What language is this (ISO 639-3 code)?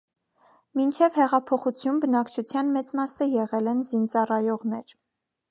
hye